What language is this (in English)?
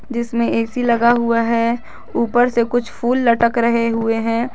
Hindi